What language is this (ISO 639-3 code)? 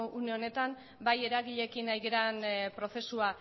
eus